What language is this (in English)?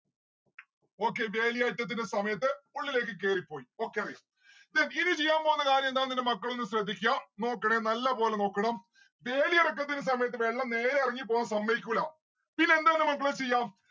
Malayalam